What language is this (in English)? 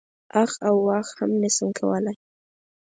Pashto